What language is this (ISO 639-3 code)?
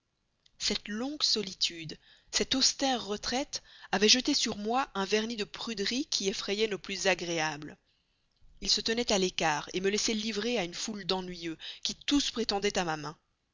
fra